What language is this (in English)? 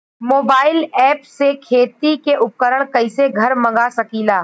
Bhojpuri